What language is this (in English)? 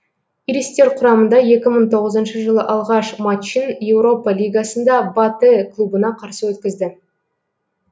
Kazakh